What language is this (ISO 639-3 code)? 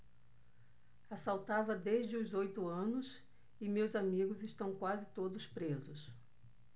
por